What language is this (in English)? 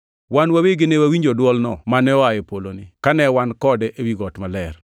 Luo (Kenya and Tanzania)